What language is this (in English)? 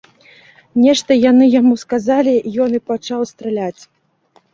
Belarusian